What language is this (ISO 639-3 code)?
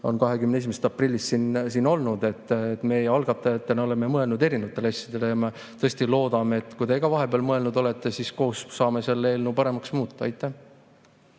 est